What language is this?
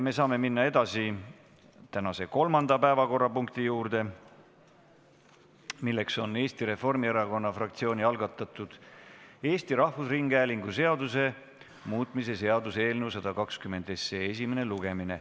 Estonian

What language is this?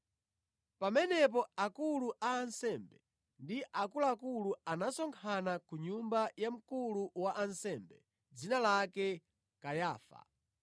Nyanja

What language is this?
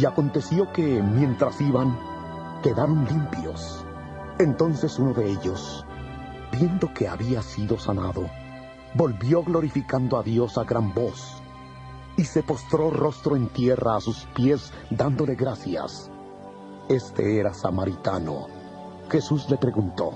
Spanish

